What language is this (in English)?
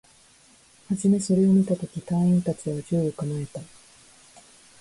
Japanese